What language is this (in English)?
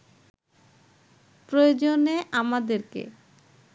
Bangla